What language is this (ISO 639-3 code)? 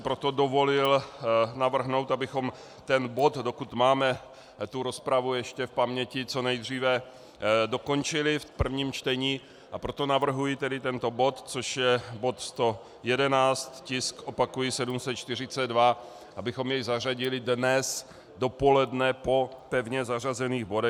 ces